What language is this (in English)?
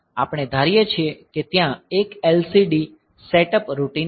Gujarati